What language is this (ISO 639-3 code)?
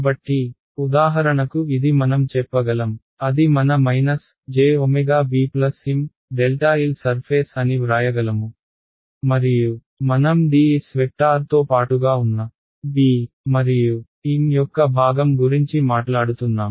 tel